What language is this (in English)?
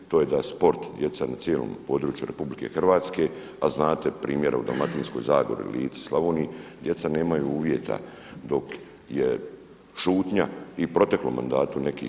Croatian